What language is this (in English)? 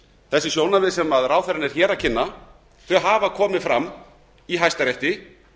Icelandic